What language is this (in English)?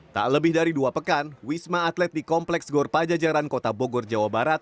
Indonesian